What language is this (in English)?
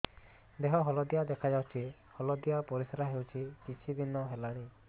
Odia